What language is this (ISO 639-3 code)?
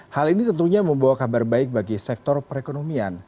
ind